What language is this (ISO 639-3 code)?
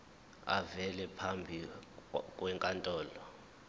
zul